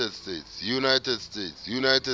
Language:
Southern Sotho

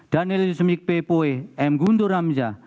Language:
Indonesian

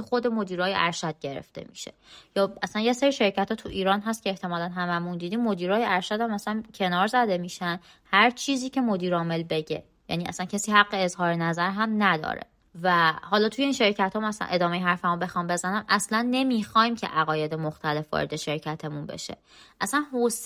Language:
Persian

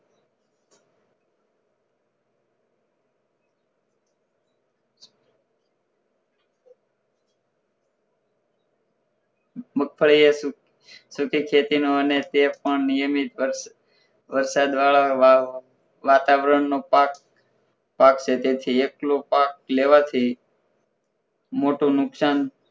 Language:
Gujarati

